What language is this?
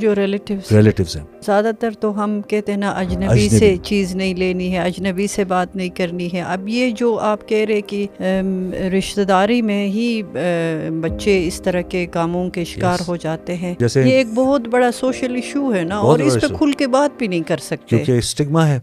Urdu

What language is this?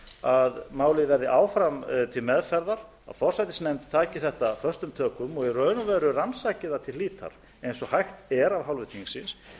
Icelandic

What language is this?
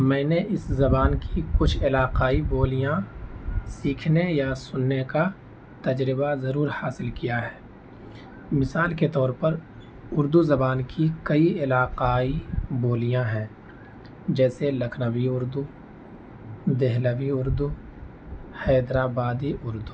Urdu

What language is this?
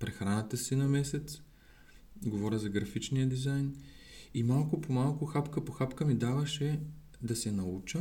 Bulgarian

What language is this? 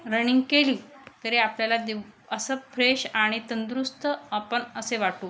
Marathi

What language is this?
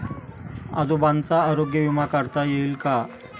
Marathi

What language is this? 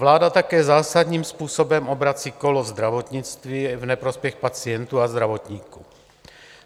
Czech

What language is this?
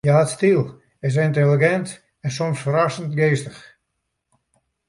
Western Frisian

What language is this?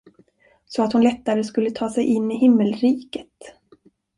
Swedish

